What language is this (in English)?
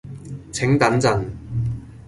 Cantonese